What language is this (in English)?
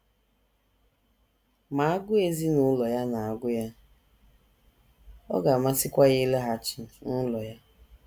Igbo